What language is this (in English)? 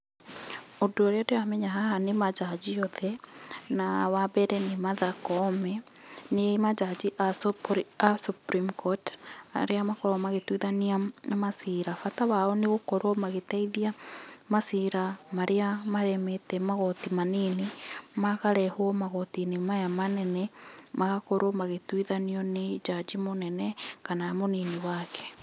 Kikuyu